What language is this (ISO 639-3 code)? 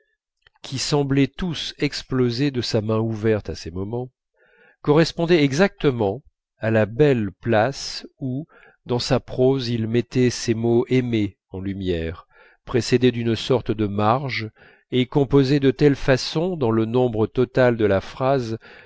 fra